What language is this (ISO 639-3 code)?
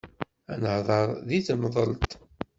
kab